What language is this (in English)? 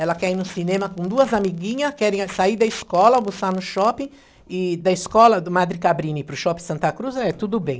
Portuguese